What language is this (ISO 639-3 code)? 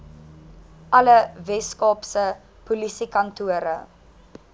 afr